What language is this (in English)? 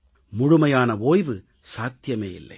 Tamil